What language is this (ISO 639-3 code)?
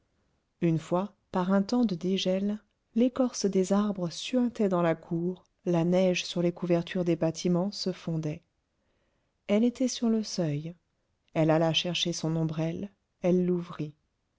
fra